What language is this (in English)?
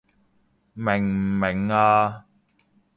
Cantonese